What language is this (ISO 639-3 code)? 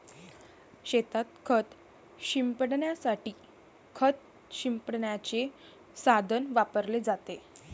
mar